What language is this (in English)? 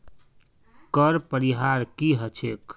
Magahi